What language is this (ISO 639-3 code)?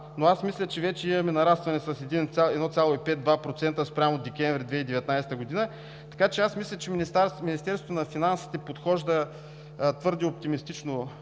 bul